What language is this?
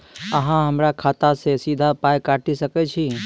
Maithili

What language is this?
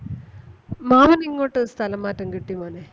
Malayalam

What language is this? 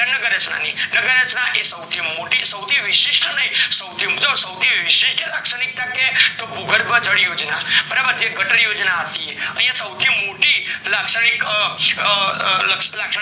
Gujarati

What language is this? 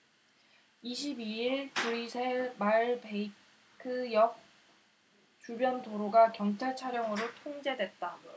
Korean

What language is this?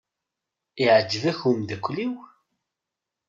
Kabyle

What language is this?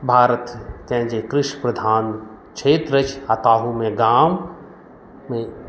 Maithili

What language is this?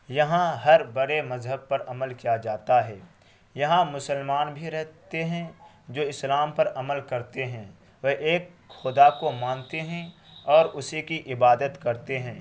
Urdu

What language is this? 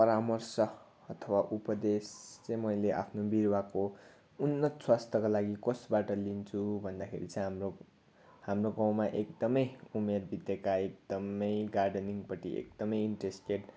Nepali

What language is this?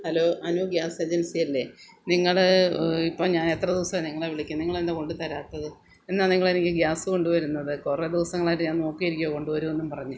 Malayalam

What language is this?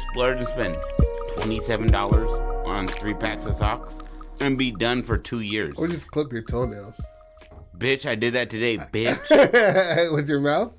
English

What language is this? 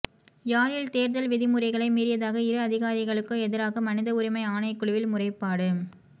Tamil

